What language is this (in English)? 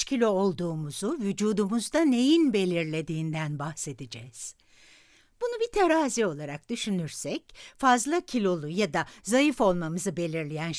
Turkish